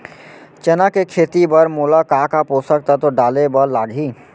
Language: Chhattisgarhi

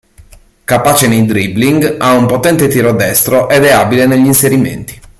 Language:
Italian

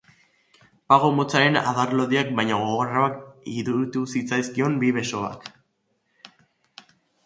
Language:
Basque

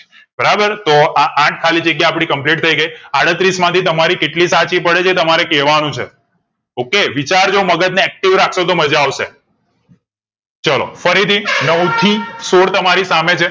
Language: Gujarati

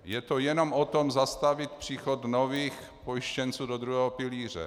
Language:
Czech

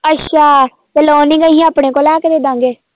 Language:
Punjabi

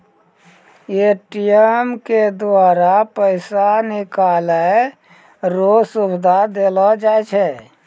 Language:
Maithili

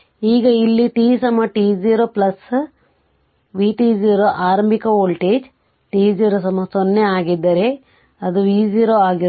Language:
Kannada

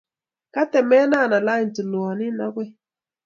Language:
Kalenjin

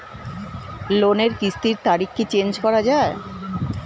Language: Bangla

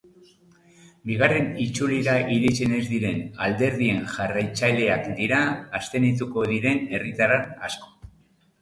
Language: Basque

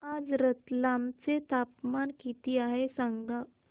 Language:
Marathi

